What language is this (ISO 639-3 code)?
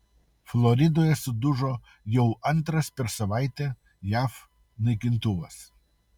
lit